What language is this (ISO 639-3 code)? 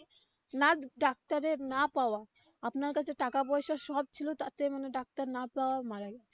ben